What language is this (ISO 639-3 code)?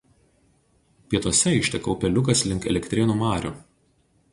lit